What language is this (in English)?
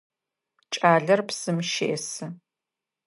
Adyghe